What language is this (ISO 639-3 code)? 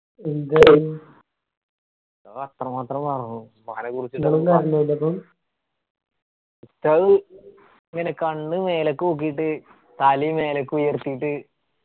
mal